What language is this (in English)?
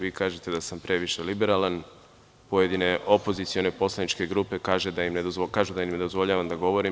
Serbian